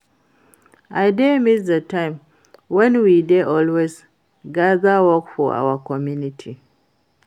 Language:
Nigerian Pidgin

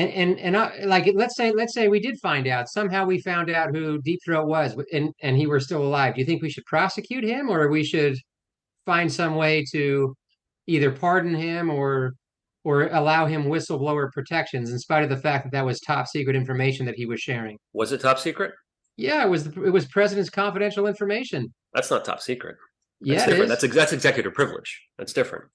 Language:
English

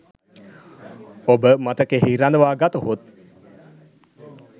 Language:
Sinhala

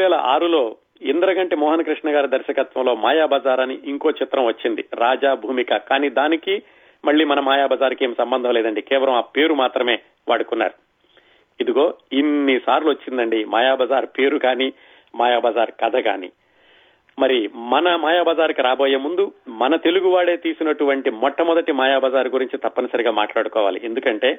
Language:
Telugu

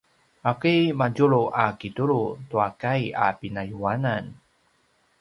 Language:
Paiwan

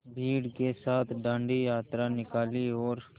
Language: Hindi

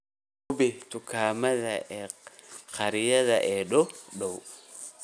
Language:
Somali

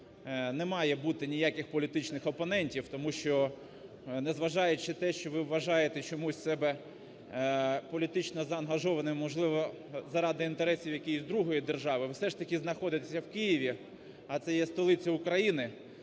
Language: Ukrainian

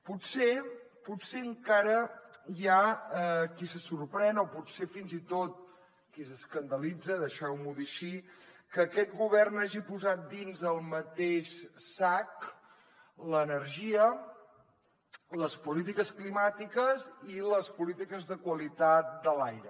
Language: Catalan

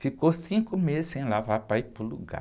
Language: Portuguese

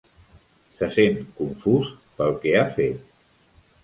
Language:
Catalan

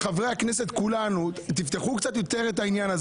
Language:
Hebrew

